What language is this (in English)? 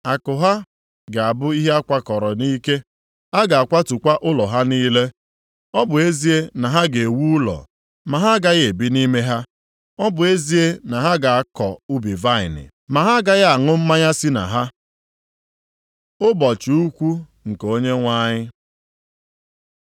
Igbo